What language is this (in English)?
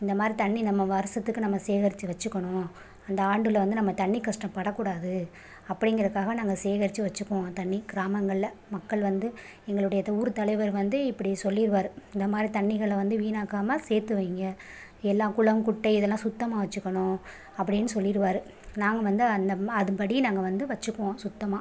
Tamil